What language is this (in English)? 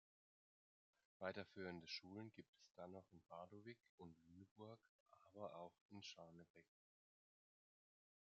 German